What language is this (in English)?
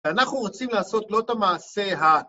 Hebrew